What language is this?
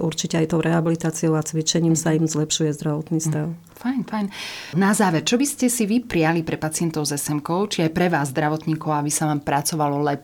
Slovak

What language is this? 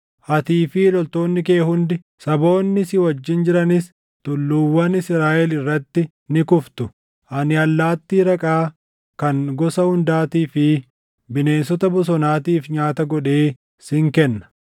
Oromo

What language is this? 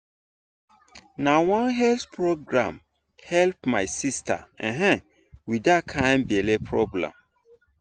Nigerian Pidgin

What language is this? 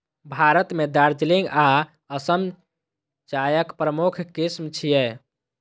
Maithili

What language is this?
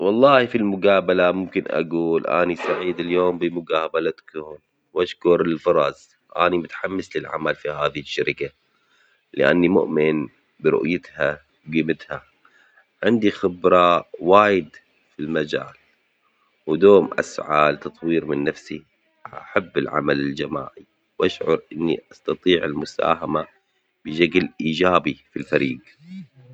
Omani Arabic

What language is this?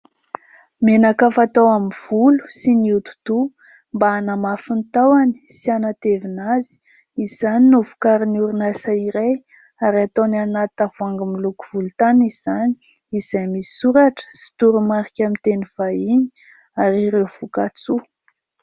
Malagasy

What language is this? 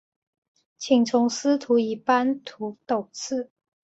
Chinese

